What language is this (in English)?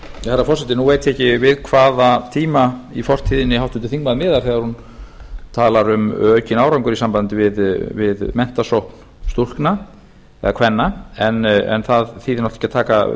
Icelandic